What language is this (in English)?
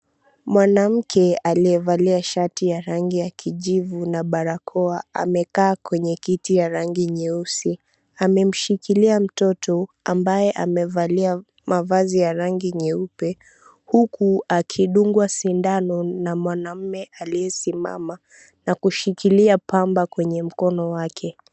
Swahili